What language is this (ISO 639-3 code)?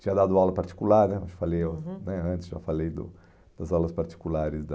por